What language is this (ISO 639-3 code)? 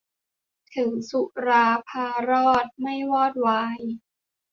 tha